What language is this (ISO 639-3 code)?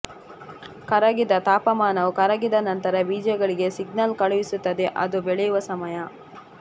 kan